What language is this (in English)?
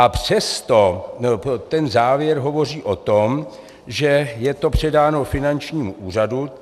Czech